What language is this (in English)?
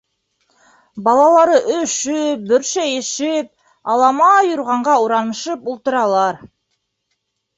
Bashkir